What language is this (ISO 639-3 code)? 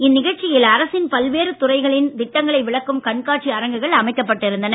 tam